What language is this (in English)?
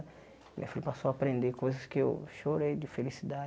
Portuguese